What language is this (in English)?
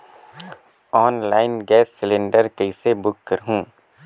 Chhattisgarhi